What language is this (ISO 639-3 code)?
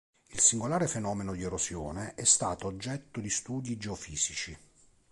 ita